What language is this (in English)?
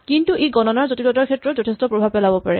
Assamese